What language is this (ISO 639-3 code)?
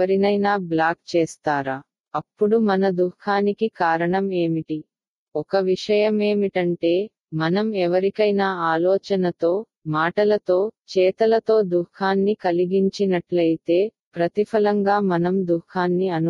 tam